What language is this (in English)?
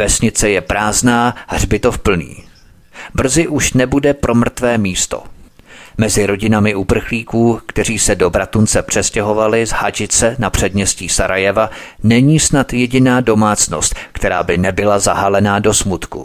Czech